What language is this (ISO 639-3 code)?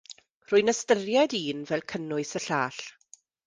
cym